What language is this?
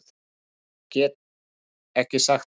Icelandic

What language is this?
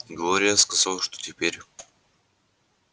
Russian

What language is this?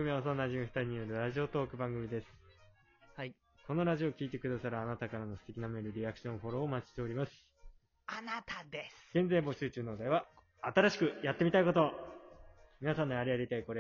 Japanese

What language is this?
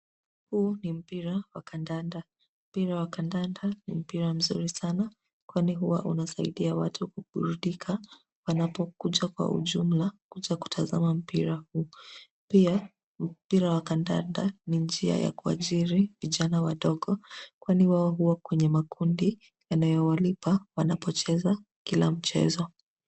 Swahili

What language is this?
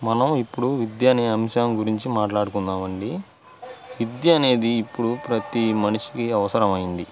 Telugu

